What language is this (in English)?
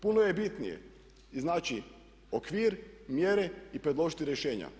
Croatian